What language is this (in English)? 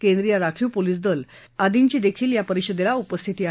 Marathi